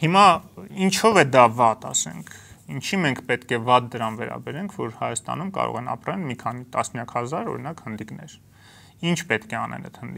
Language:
Romanian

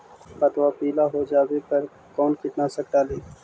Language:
Magahi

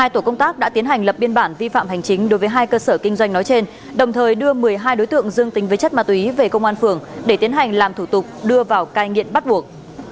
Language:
Vietnamese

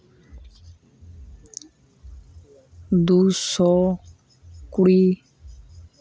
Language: Santali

